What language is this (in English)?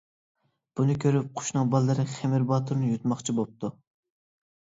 Uyghur